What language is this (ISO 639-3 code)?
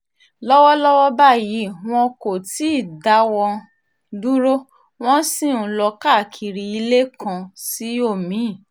yor